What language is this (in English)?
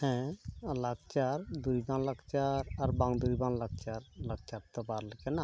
Santali